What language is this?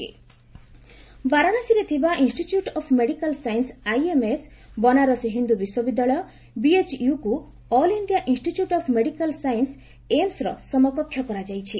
Odia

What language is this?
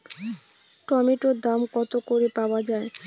Bangla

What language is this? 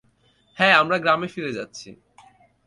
Bangla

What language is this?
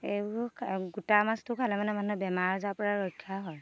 Assamese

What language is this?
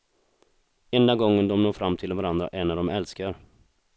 Swedish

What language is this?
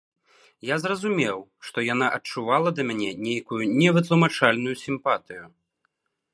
Belarusian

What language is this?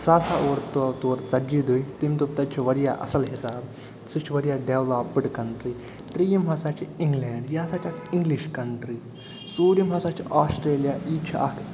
Kashmiri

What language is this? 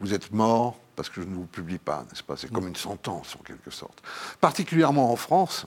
French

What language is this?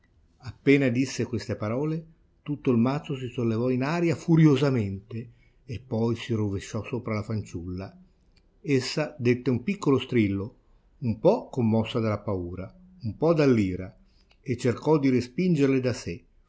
Italian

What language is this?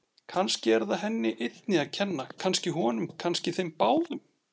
Icelandic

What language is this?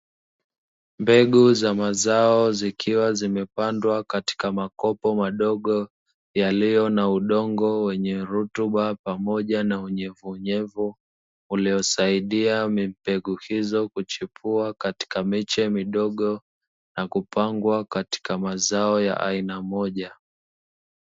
Swahili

